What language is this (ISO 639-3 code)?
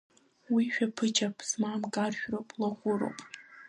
abk